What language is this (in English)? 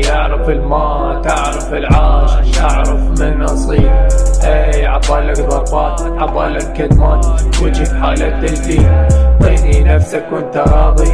Arabic